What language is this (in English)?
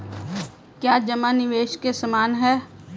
Hindi